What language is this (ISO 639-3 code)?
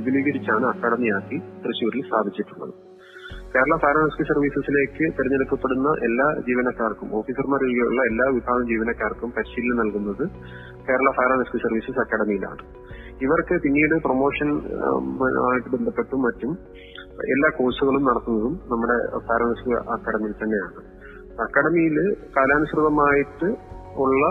mal